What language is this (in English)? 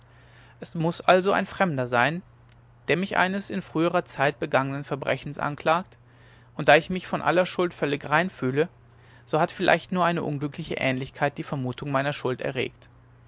German